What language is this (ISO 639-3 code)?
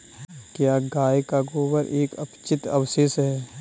hin